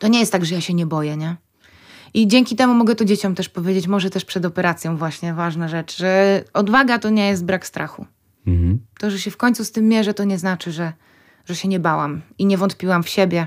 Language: Polish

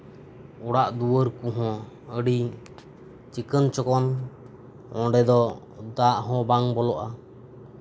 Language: Santali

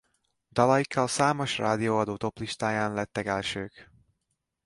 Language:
Hungarian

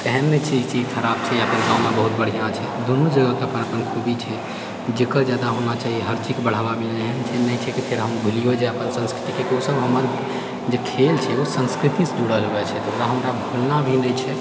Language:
Maithili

